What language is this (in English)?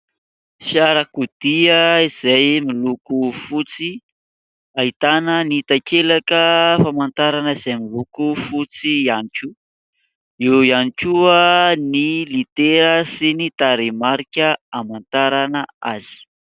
Malagasy